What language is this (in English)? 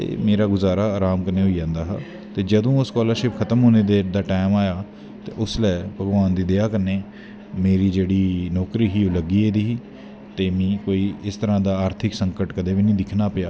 Dogri